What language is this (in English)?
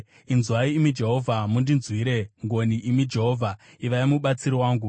Shona